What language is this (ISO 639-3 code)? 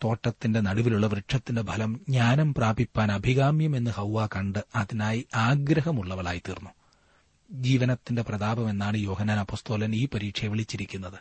mal